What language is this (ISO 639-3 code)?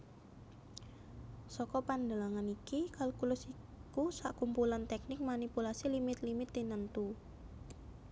jav